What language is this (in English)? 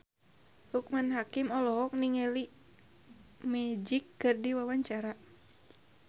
Sundanese